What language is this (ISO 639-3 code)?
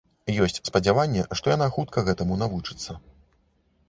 bel